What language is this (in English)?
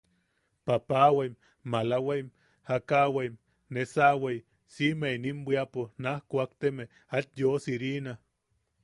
Yaqui